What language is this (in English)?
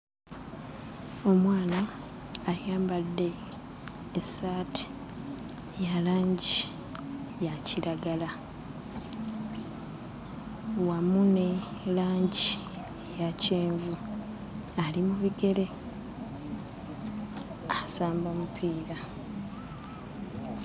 Ganda